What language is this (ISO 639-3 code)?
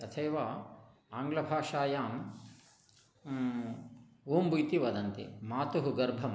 san